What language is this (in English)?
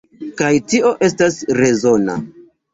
Esperanto